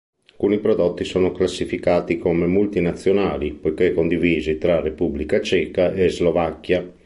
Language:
Italian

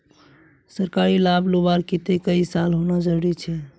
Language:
Magahi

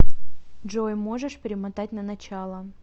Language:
Russian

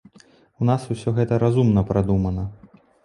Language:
Belarusian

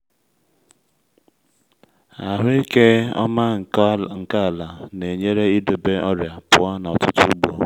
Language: Igbo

